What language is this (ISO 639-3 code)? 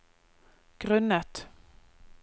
nor